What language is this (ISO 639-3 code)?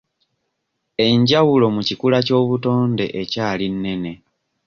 lug